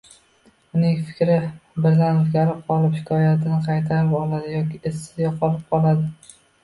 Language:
Uzbek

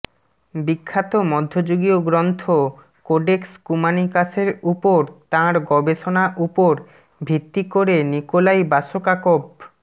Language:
Bangla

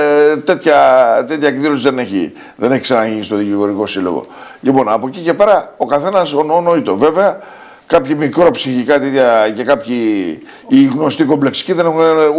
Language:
Greek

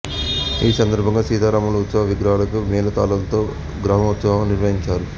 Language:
Telugu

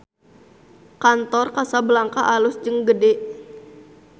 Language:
Sundanese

